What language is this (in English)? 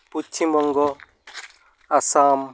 Santali